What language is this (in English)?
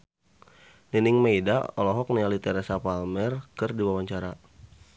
Sundanese